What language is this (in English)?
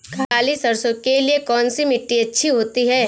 Hindi